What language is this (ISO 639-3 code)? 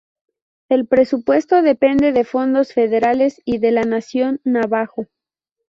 spa